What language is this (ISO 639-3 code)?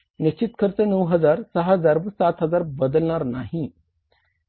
mar